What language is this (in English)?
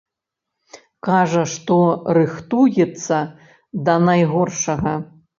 Belarusian